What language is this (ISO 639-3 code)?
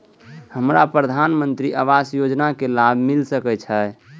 mai